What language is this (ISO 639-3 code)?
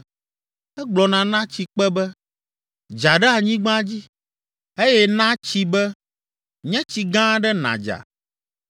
ewe